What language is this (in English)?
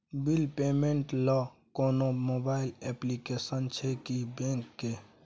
Maithili